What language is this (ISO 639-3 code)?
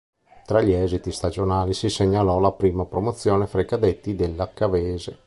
ita